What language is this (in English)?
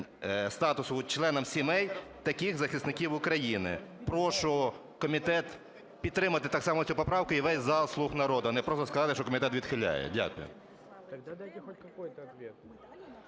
Ukrainian